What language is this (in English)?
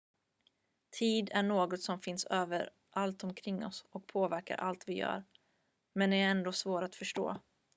Swedish